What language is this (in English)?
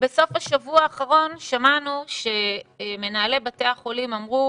Hebrew